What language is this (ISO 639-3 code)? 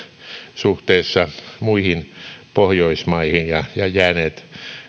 fin